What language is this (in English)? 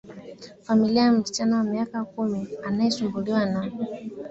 Swahili